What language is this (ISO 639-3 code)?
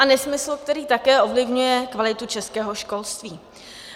ces